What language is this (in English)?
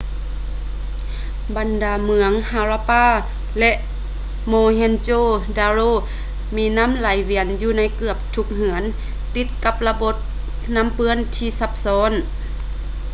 Lao